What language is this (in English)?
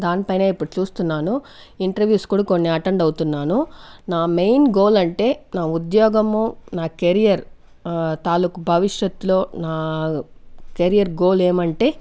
Telugu